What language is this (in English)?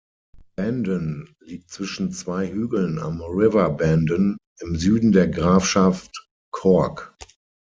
German